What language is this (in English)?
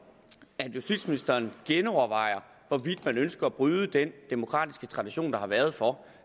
Danish